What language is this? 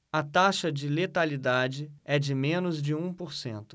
Portuguese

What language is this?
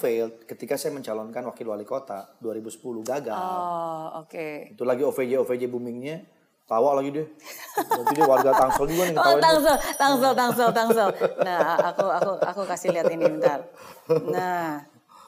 Indonesian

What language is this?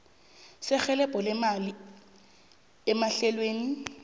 South Ndebele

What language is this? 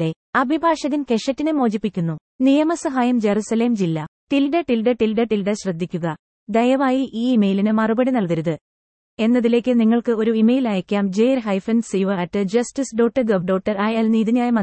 Malayalam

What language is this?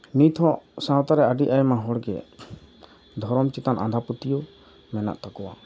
Santali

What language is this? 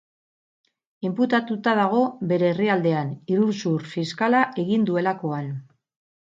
Basque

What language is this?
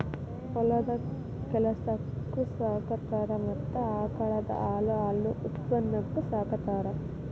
Kannada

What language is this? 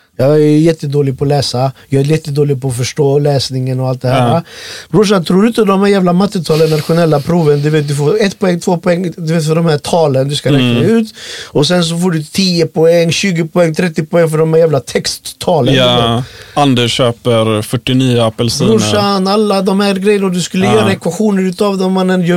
Swedish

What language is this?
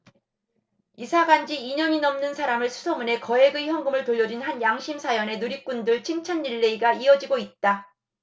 Korean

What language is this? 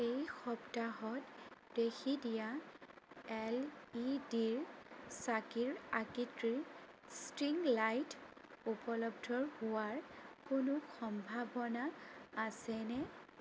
Assamese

